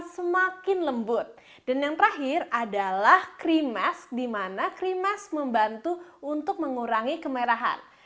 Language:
Indonesian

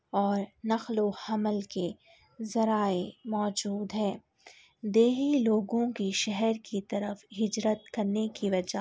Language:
Urdu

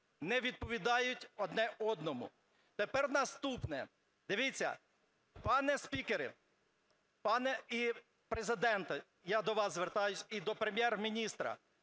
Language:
Ukrainian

